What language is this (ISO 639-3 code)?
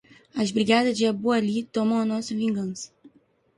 por